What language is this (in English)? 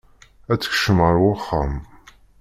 Kabyle